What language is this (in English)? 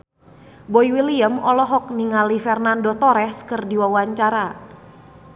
Sundanese